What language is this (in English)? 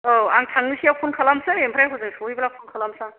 Bodo